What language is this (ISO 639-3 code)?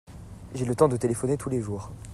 fra